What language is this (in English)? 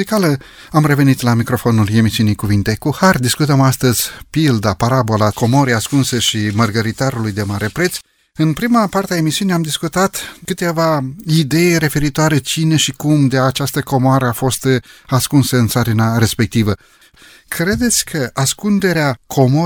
Romanian